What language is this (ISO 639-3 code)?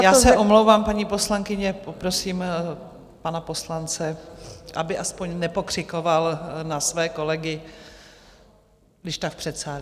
ces